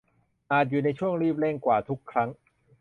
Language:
Thai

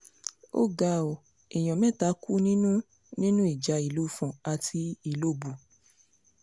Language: Yoruba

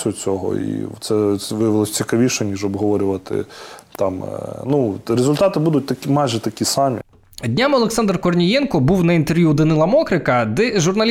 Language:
Ukrainian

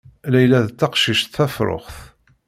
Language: Kabyle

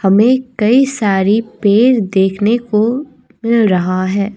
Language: Hindi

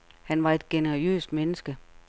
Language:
Danish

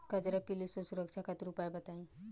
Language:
Bhojpuri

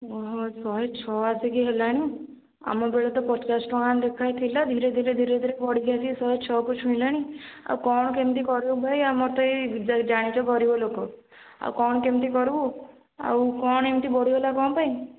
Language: Odia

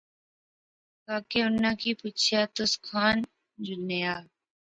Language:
Pahari-Potwari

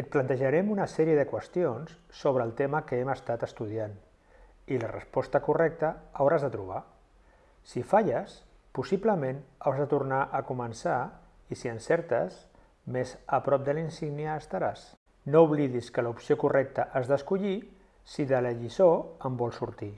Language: Catalan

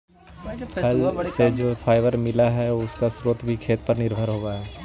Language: Magahi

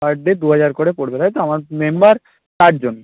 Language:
Bangla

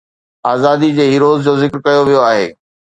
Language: Sindhi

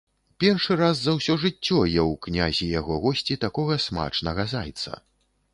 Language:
Belarusian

